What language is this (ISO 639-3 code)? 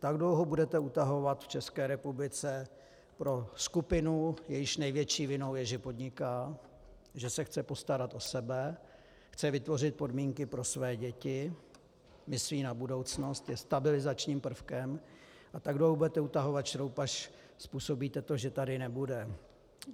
ces